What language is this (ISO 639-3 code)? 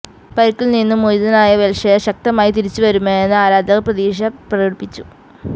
mal